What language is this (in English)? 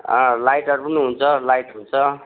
Nepali